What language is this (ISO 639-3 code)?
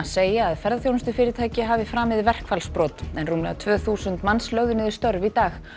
isl